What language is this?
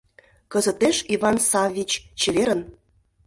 Mari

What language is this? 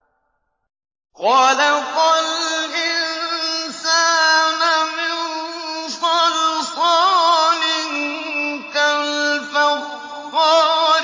Arabic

